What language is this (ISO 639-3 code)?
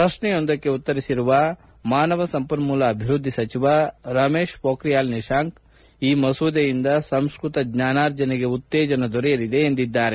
kan